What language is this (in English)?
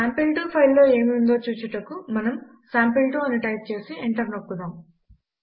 Telugu